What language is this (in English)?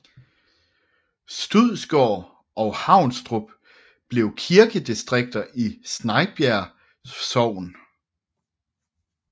Danish